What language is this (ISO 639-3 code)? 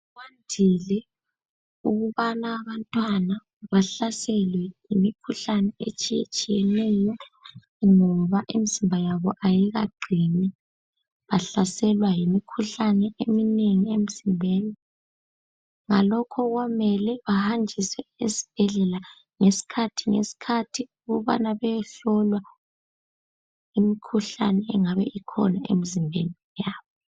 nde